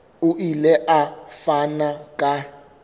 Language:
Southern Sotho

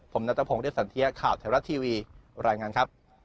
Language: Thai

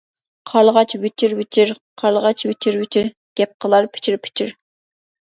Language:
Uyghur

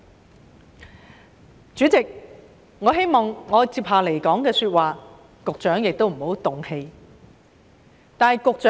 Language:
Cantonese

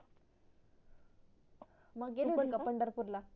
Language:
Marathi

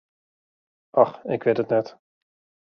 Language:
Western Frisian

